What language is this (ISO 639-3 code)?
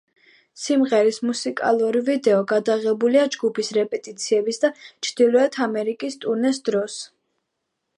kat